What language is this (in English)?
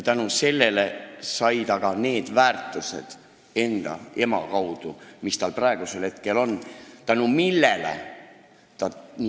Estonian